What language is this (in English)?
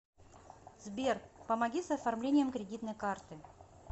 Russian